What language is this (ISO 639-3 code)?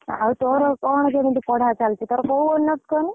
ori